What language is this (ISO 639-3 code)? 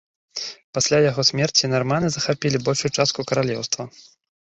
bel